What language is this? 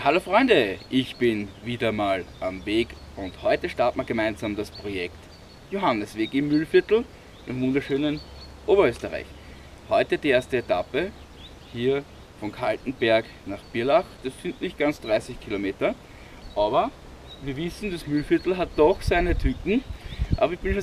German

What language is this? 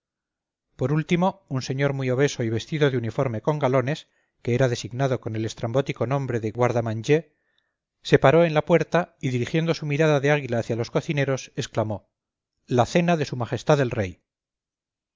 Spanish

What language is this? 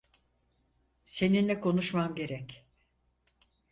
Turkish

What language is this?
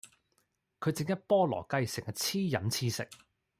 Cantonese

